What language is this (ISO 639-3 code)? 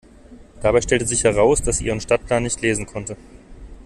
deu